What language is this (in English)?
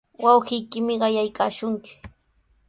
Sihuas Ancash Quechua